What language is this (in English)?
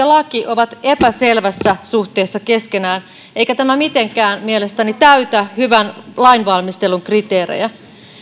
Finnish